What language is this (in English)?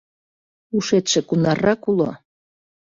Mari